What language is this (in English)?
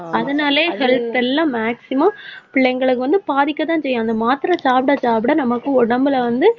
Tamil